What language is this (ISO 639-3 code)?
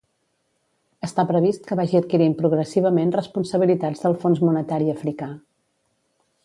cat